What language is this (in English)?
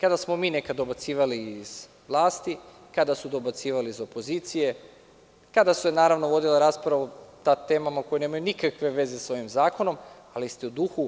Serbian